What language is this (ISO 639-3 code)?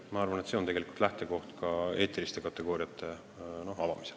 est